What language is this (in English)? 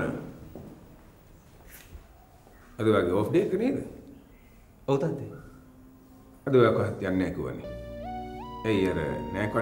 Hindi